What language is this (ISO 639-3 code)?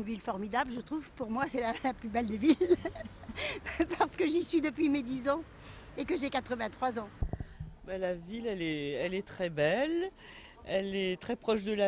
fra